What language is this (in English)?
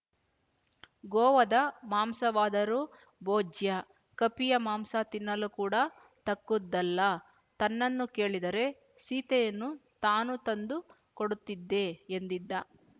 Kannada